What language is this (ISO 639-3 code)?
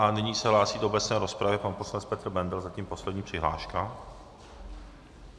ces